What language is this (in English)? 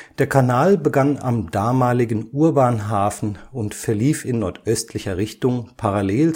German